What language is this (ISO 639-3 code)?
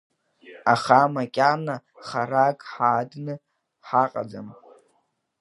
abk